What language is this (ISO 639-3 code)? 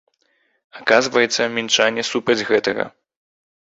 bel